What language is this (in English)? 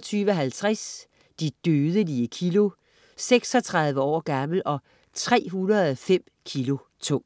Danish